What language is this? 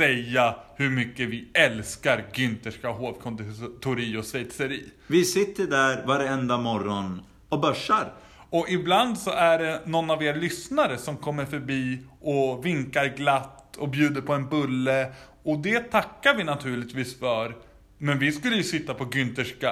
Swedish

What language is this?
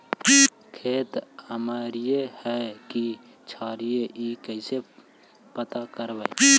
Magahi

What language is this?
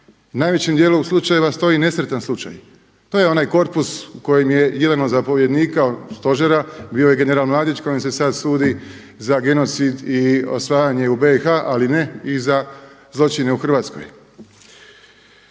Croatian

